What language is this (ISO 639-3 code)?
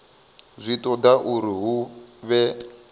ven